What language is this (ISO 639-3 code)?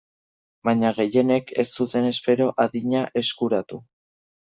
eus